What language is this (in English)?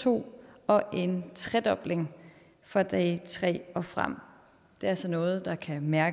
Danish